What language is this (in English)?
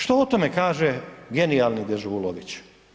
Croatian